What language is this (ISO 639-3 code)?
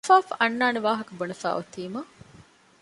div